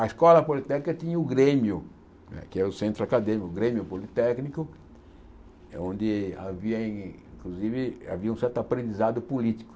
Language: Portuguese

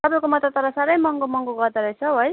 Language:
Nepali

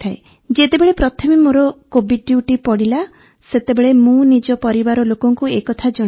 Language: Odia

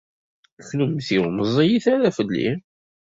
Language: Kabyle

